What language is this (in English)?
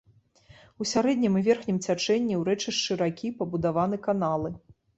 Belarusian